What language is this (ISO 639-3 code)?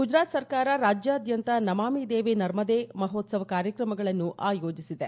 kan